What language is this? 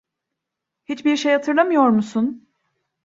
Turkish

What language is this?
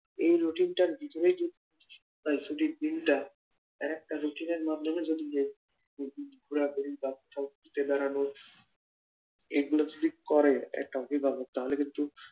Bangla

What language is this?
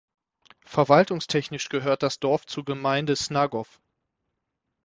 German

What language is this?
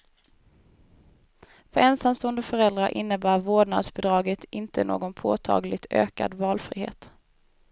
Swedish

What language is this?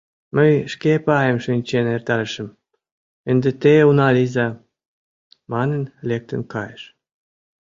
Mari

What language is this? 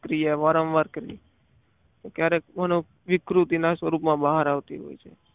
Gujarati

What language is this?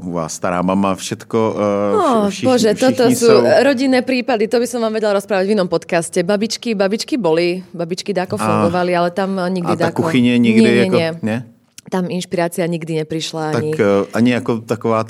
Czech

